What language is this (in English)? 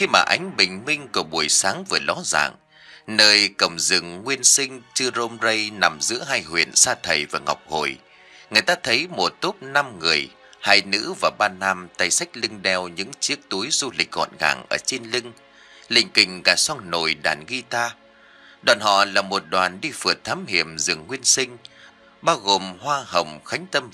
Vietnamese